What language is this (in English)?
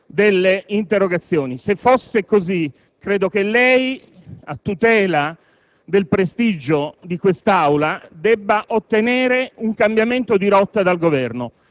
Italian